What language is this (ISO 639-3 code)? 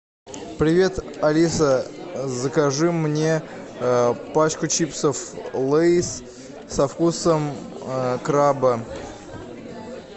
rus